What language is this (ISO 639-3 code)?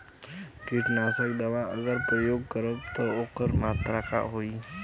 bho